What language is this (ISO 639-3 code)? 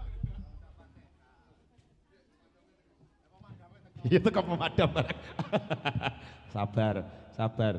ind